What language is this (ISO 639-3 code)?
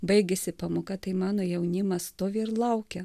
lit